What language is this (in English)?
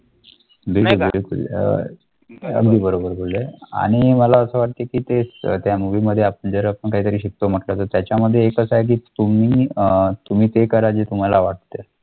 Marathi